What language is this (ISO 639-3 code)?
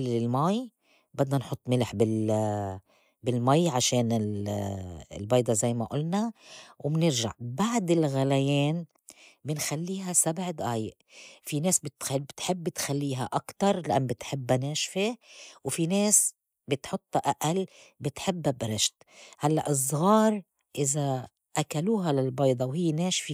apc